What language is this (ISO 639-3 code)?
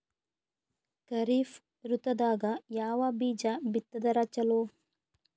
kan